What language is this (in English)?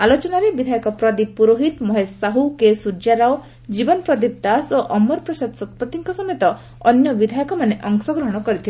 Odia